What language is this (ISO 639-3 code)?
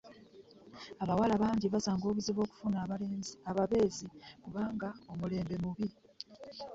lug